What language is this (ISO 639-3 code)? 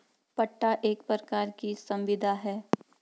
hin